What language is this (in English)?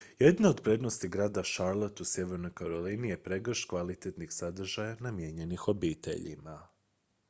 Croatian